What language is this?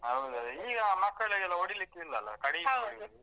Kannada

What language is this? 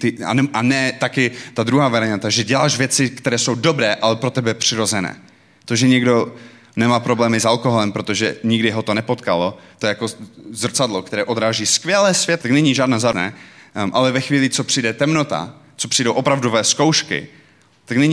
Czech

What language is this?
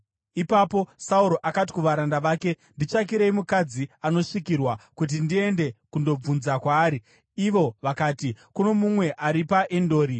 Shona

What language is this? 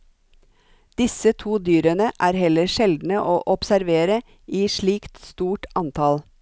Norwegian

